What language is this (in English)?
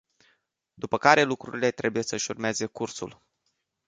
Romanian